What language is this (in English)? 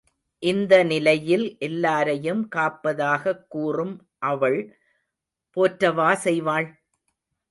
Tamil